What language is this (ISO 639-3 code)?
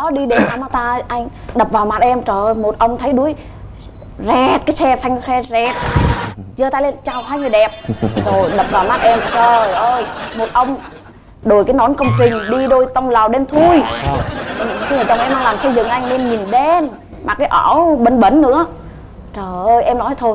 vie